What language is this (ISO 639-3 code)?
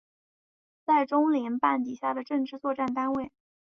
zho